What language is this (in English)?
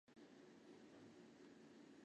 Chinese